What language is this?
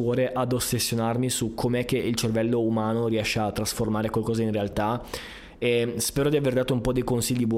Italian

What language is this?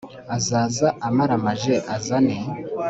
Kinyarwanda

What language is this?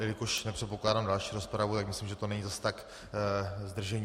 Czech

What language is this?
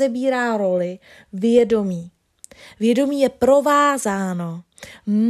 Czech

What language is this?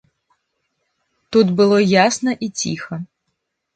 Belarusian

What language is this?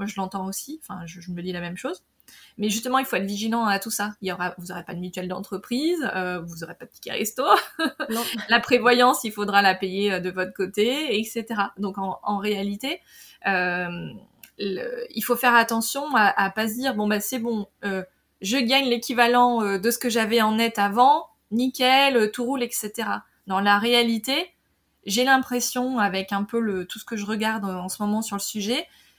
French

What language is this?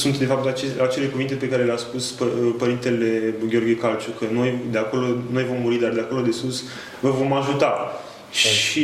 Romanian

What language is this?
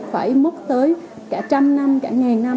Vietnamese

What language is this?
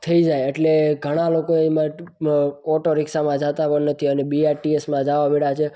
Gujarati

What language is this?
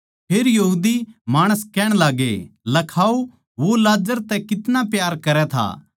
Haryanvi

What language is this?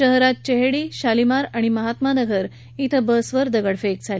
Marathi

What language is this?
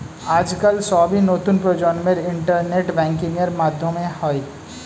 Bangla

